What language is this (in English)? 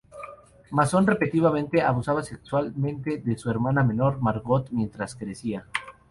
Spanish